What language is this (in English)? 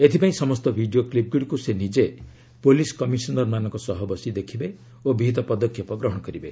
Odia